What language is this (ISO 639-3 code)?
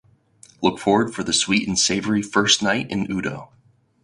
eng